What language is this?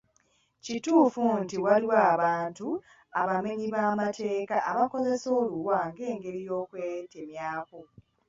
Ganda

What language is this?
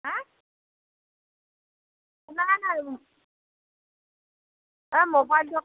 Assamese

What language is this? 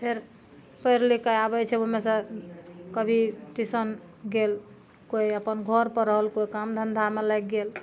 Maithili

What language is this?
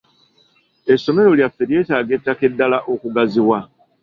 Ganda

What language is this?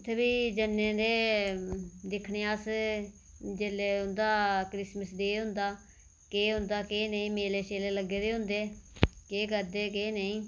Dogri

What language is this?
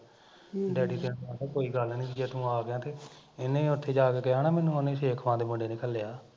Punjabi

